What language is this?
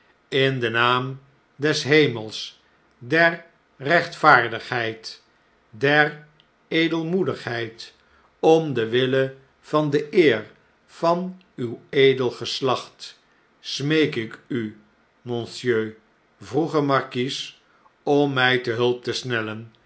Dutch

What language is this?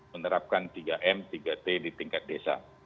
Indonesian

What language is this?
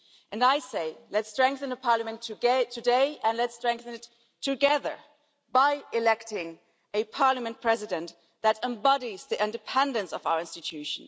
English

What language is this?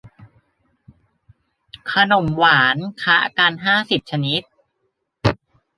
Thai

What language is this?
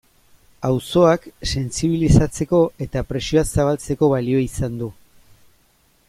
Basque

